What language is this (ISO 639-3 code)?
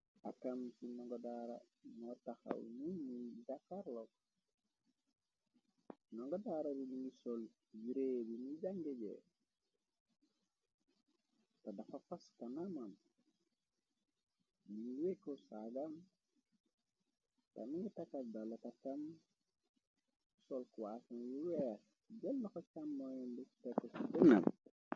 wol